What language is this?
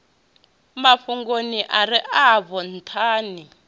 Venda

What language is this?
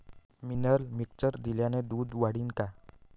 Marathi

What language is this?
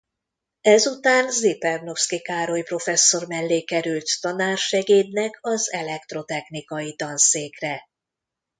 Hungarian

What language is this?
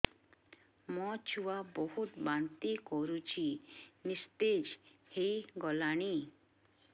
Odia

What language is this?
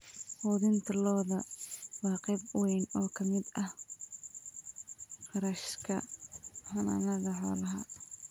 Somali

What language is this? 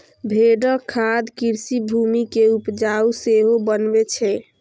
Maithili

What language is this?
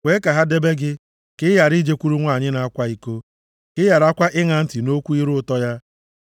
Igbo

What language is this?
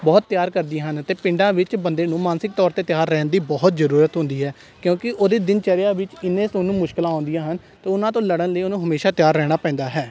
Punjabi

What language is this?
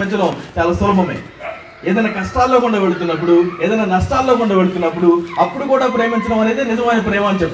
Telugu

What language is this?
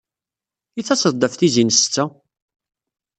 Kabyle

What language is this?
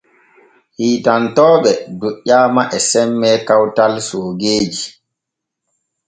Borgu Fulfulde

